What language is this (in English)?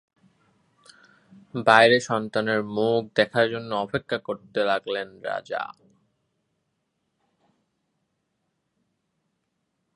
Bangla